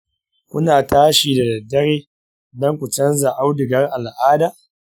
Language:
Hausa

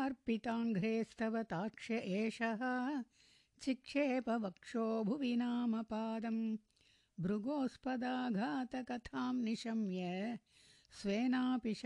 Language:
Tamil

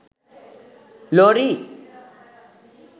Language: Sinhala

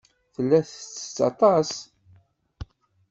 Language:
Kabyle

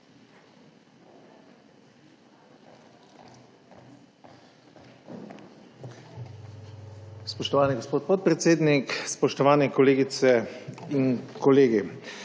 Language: Slovenian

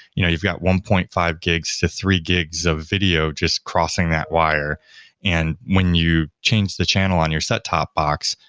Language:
English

